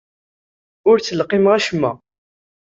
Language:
Kabyle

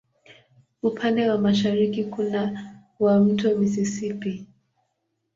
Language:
Swahili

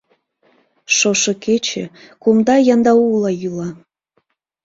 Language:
Mari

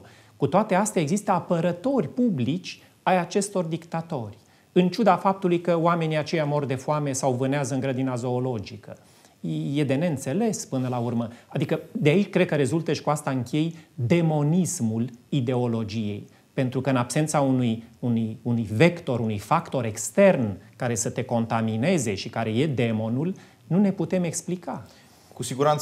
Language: Romanian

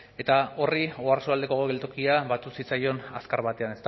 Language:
Basque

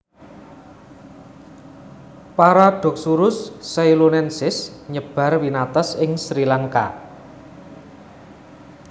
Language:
Javanese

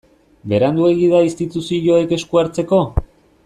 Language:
Basque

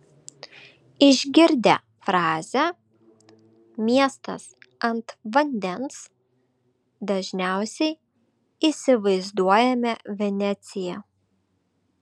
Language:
Lithuanian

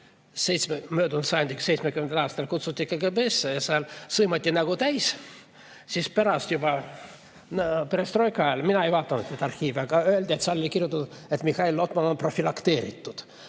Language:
Estonian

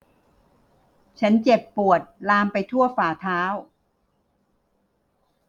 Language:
Thai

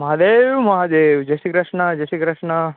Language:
Gujarati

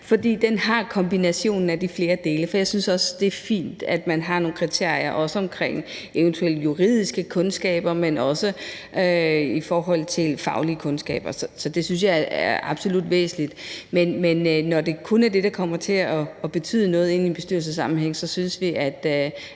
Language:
Danish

